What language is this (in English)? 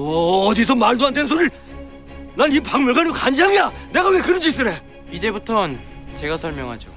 Korean